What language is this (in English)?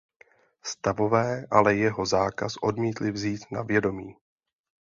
Czech